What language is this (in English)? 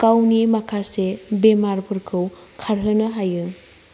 Bodo